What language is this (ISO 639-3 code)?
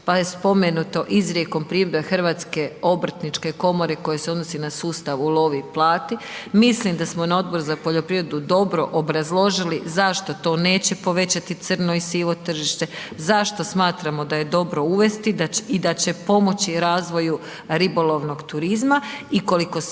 hrv